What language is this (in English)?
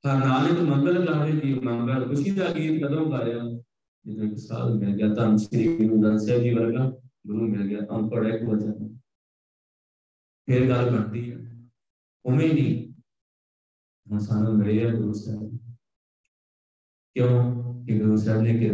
Punjabi